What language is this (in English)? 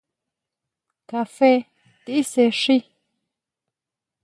Huautla Mazatec